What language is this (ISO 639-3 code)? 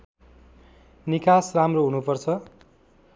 nep